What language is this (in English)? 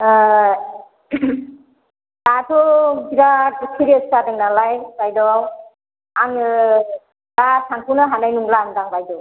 Bodo